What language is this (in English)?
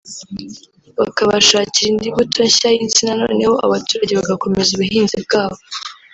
Kinyarwanda